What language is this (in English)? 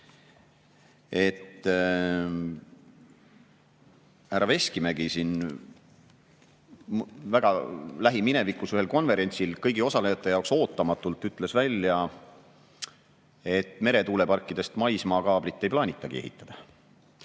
Estonian